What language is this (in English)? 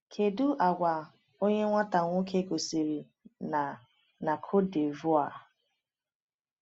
Igbo